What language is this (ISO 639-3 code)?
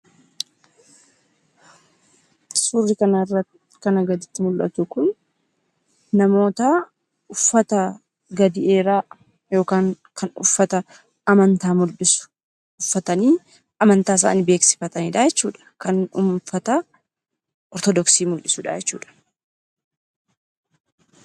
orm